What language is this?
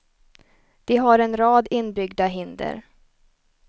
Swedish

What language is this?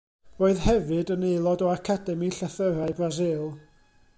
Welsh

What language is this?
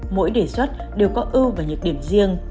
Vietnamese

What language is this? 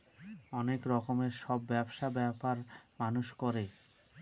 Bangla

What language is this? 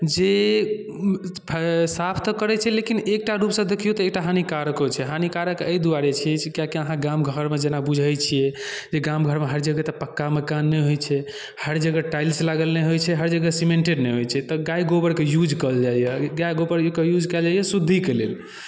Maithili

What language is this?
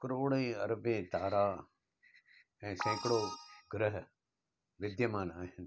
Sindhi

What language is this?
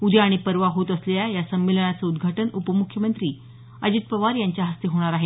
Marathi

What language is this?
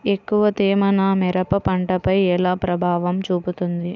Telugu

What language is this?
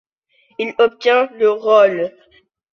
French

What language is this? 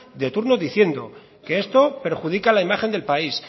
Spanish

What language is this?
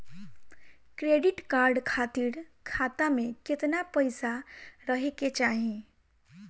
Bhojpuri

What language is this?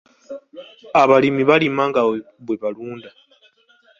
Ganda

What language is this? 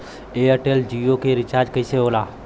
Bhojpuri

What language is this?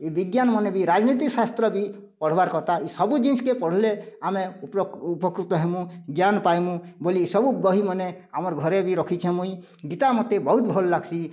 Odia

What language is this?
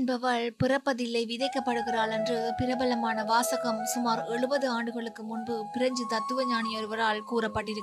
Tamil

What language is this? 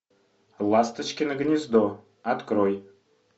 Russian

